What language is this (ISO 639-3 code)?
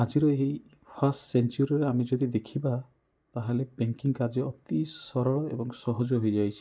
ori